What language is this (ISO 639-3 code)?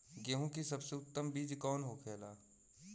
bho